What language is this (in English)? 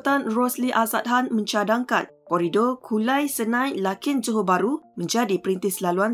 Malay